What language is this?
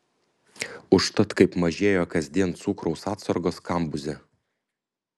Lithuanian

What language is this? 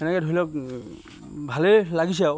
Assamese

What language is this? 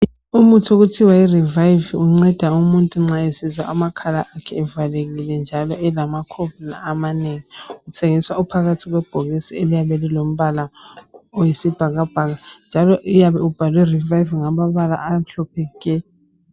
North Ndebele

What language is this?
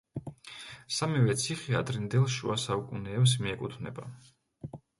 Georgian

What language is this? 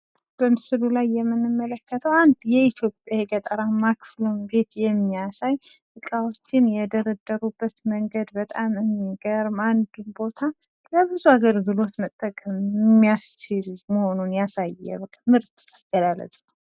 Amharic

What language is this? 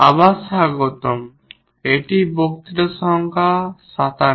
Bangla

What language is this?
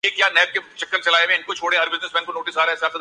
Urdu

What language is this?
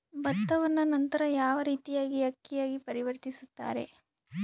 Kannada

